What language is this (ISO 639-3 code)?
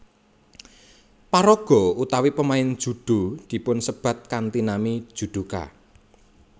jav